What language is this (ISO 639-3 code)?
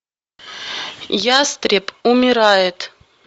rus